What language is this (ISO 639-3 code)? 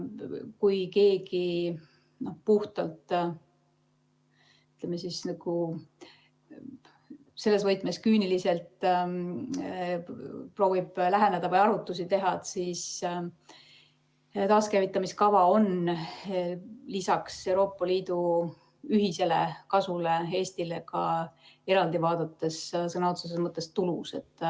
est